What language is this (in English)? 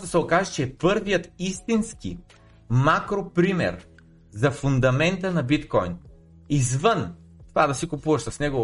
Bulgarian